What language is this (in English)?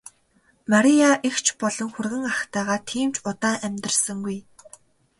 Mongolian